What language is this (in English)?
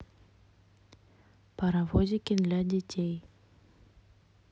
Russian